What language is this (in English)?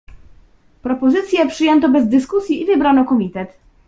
Polish